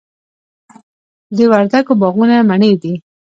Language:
Pashto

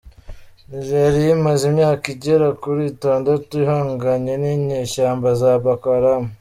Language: Kinyarwanda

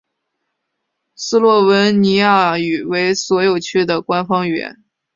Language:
Chinese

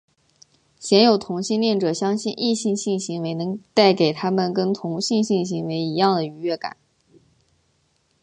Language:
Chinese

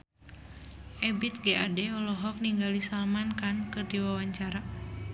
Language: Sundanese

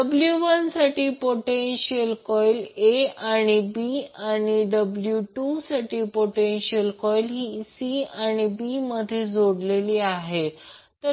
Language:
Marathi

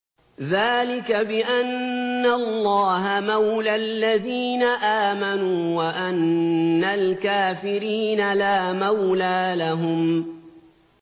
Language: Arabic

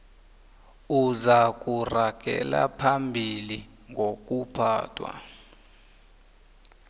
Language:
South Ndebele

